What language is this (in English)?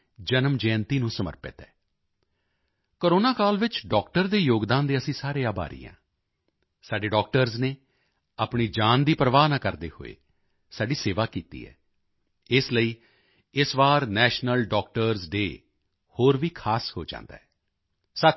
Punjabi